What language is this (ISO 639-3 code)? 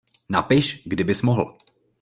ces